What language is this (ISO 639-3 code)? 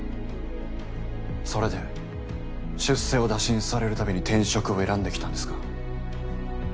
jpn